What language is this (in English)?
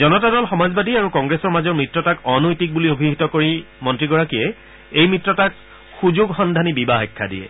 Assamese